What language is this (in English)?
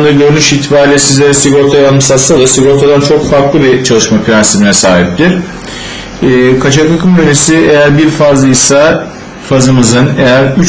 Turkish